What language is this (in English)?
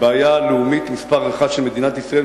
Hebrew